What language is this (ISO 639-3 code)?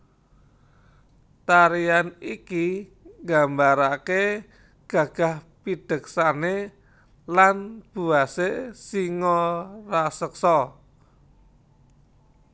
jav